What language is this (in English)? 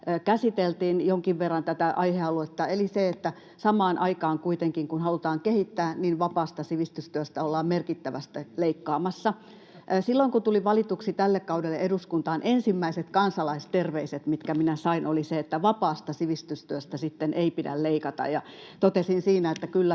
Finnish